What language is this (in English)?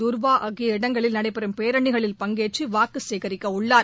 Tamil